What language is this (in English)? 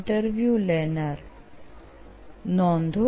Gujarati